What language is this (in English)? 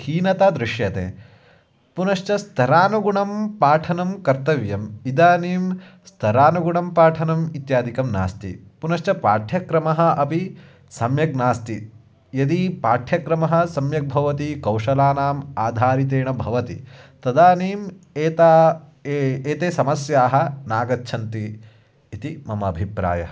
Sanskrit